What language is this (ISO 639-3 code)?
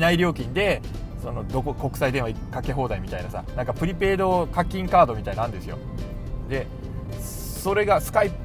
jpn